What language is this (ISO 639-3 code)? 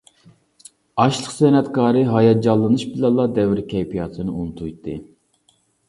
uig